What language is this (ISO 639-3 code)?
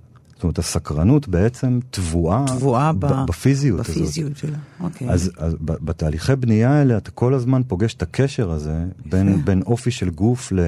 heb